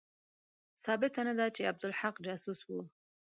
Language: Pashto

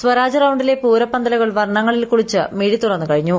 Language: Malayalam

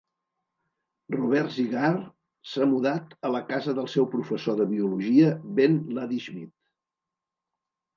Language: Catalan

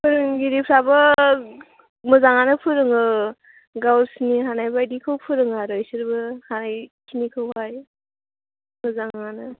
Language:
Bodo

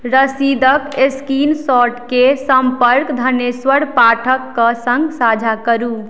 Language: Maithili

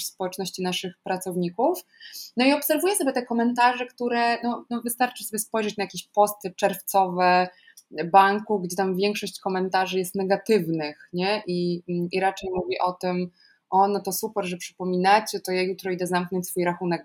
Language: Polish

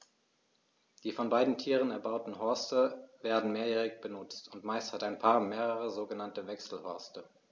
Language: German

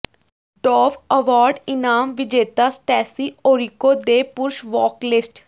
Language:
Punjabi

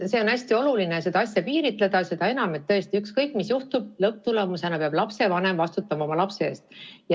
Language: Estonian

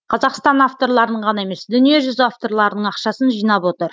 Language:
Kazakh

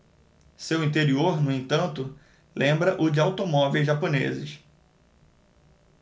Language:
Portuguese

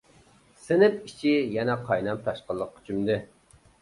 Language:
Uyghur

